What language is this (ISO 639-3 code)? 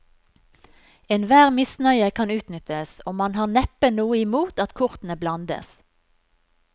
nor